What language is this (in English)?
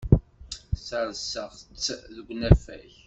Kabyle